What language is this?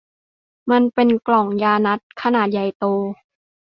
Thai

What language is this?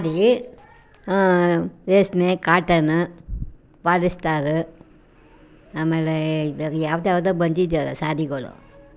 Kannada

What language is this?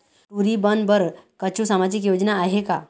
Chhattisgarhi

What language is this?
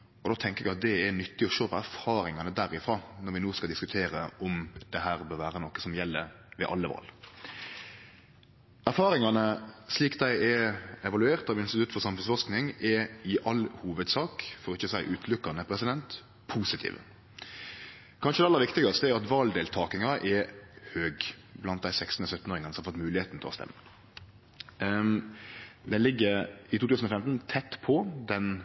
Norwegian Nynorsk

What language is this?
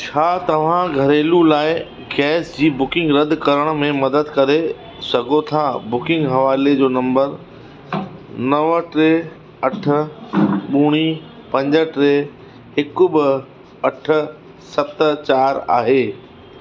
Sindhi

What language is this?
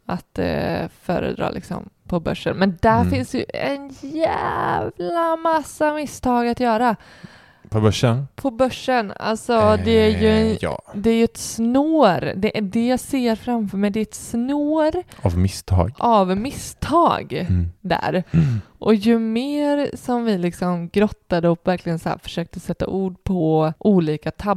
Swedish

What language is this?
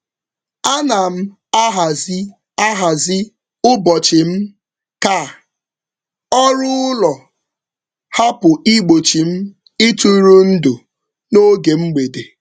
Igbo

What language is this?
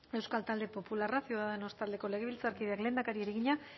Basque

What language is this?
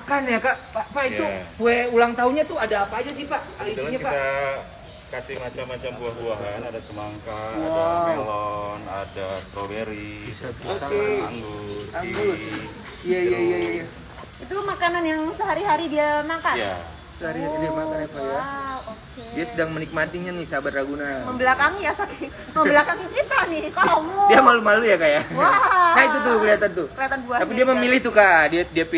Indonesian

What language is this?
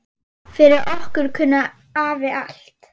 Icelandic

